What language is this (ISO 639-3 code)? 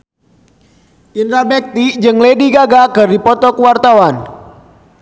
sun